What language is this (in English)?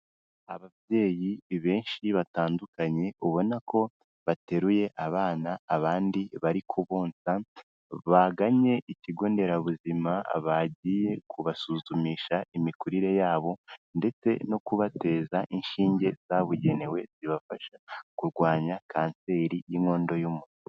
Kinyarwanda